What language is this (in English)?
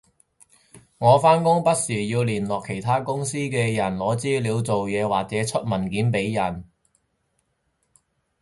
Cantonese